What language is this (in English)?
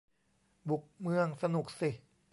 Thai